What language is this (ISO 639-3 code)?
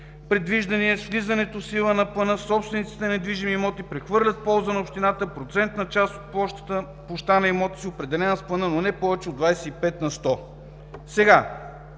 bul